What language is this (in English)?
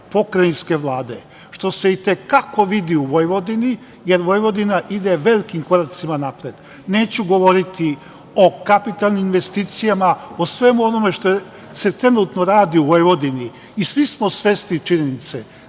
Serbian